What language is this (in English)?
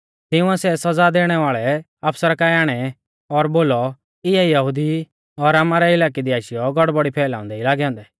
Mahasu Pahari